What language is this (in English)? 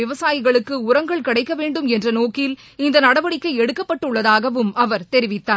Tamil